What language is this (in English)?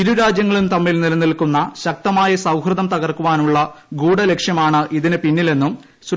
Malayalam